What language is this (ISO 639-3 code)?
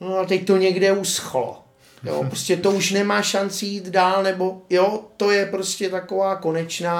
ces